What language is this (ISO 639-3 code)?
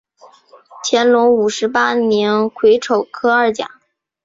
zho